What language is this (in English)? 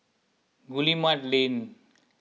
English